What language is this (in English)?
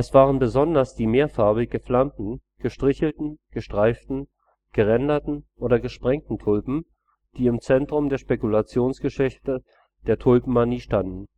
German